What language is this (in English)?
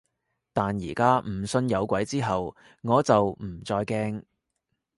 Cantonese